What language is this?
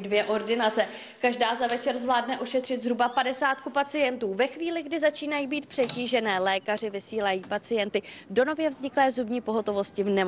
Czech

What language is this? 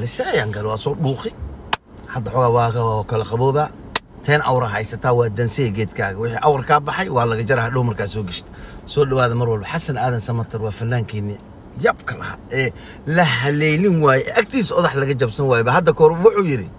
Arabic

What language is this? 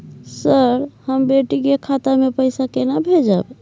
Maithili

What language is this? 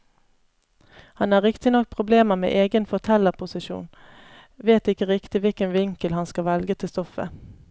Norwegian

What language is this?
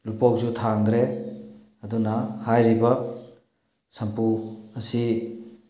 Manipuri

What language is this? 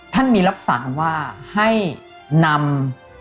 Thai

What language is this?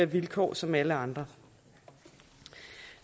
Danish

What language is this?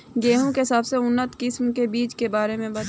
Bhojpuri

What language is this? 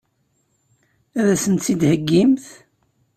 Kabyle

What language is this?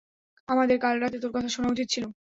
Bangla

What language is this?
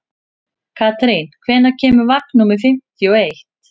Icelandic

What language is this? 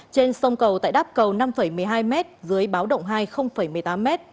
Vietnamese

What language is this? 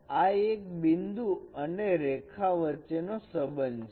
Gujarati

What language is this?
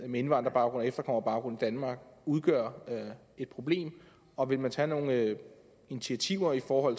Danish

